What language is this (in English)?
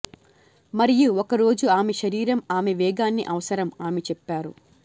Telugu